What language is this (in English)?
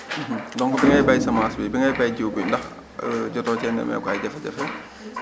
Wolof